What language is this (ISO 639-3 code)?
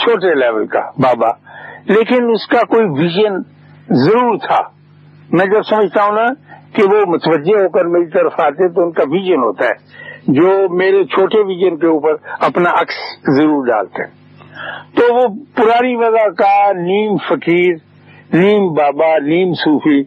urd